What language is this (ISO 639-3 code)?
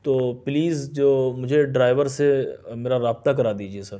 urd